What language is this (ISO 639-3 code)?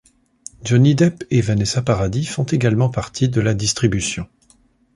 fra